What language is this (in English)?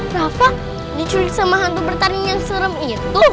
Indonesian